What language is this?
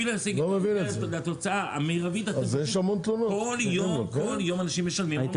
Hebrew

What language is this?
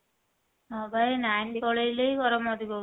Odia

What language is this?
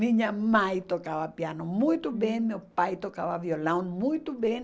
Portuguese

